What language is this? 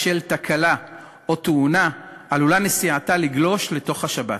Hebrew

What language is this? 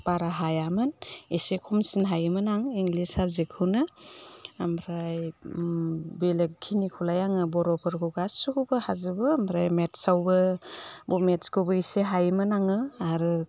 Bodo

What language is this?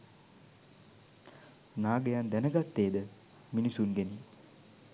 Sinhala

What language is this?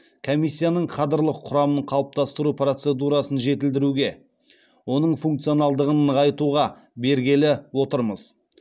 Kazakh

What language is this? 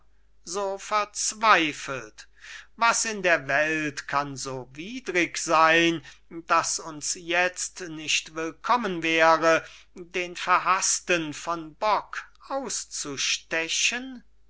German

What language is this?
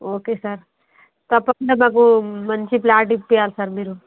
Telugu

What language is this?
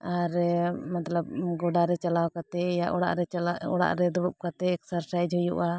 Santali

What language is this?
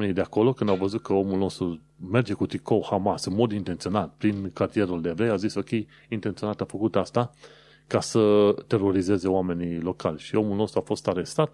Romanian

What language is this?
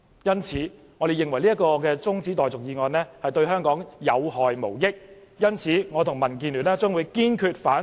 Cantonese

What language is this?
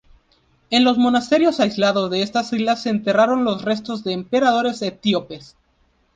Spanish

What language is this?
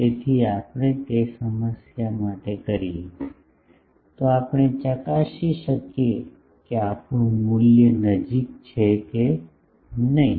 Gujarati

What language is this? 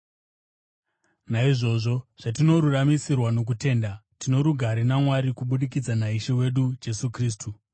Shona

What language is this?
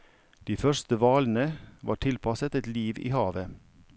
Norwegian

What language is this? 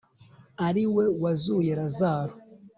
Kinyarwanda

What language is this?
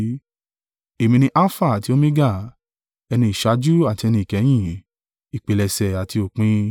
Yoruba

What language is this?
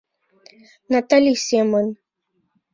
Mari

